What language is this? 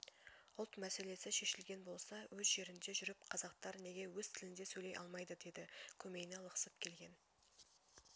Kazakh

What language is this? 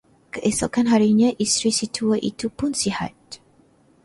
Malay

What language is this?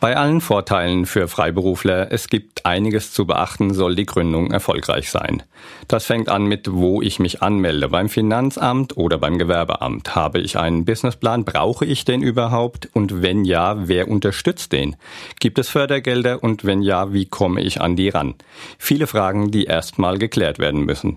German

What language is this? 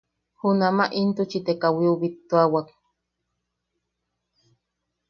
Yaqui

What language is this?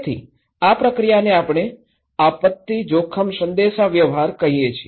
Gujarati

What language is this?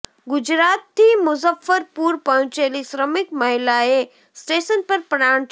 Gujarati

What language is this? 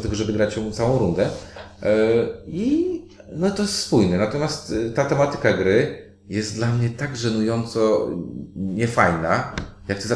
Polish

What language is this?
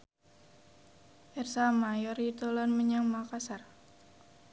Javanese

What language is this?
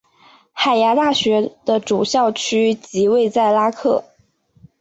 Chinese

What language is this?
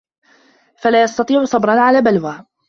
Arabic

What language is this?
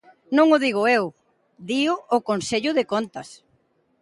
Galician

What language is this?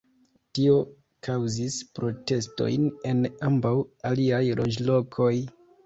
Esperanto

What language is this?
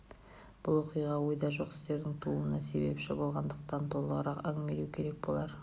Kazakh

